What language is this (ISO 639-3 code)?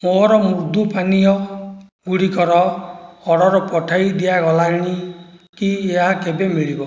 ori